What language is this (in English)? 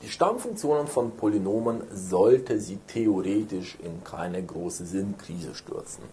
German